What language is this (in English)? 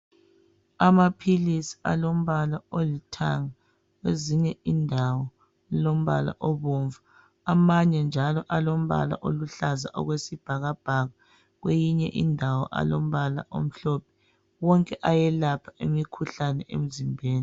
North Ndebele